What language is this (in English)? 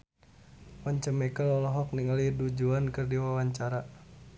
Sundanese